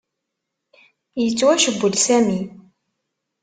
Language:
Kabyle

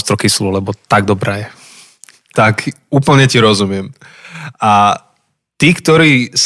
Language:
Slovak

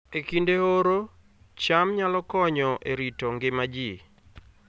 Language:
Luo (Kenya and Tanzania)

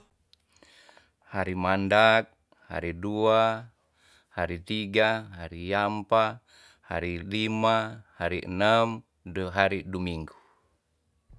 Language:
Tonsea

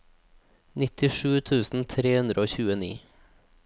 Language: Norwegian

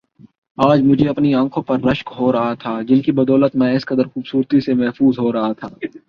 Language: Urdu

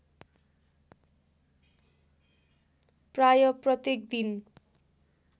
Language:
Nepali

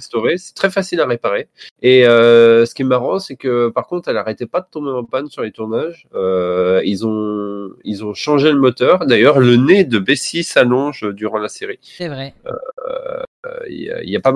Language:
French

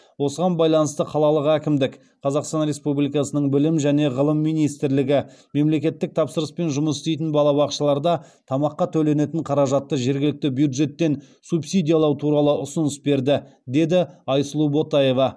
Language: Kazakh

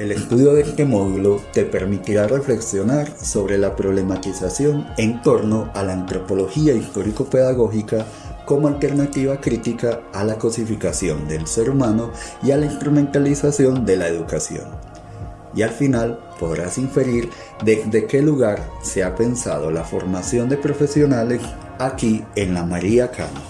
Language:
Spanish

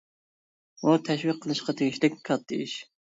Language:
Uyghur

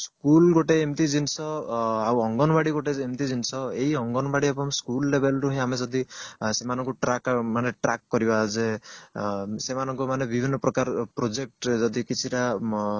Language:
Odia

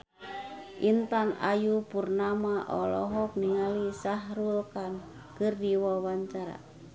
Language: Sundanese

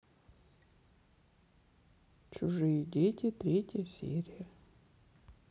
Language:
Russian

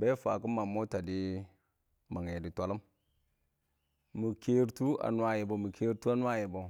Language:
Awak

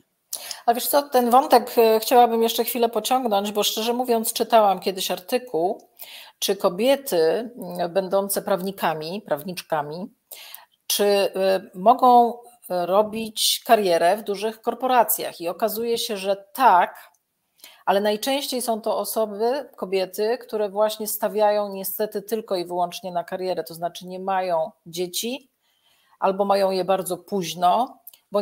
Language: Polish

